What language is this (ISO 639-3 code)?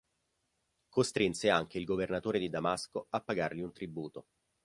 ita